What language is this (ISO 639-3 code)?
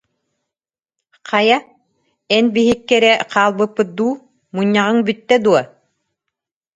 sah